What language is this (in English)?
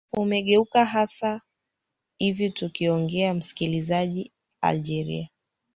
Swahili